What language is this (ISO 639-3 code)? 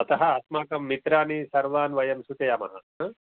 san